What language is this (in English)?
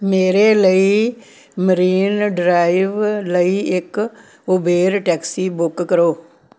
Punjabi